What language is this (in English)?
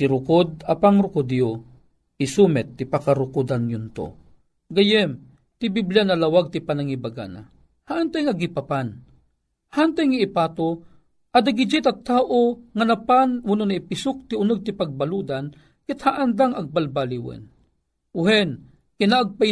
Filipino